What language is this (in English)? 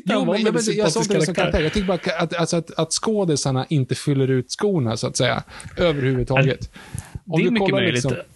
Swedish